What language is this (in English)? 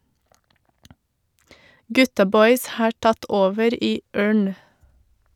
Norwegian